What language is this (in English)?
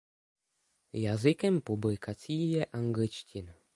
Czech